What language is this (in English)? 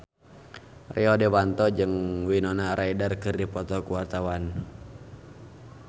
Sundanese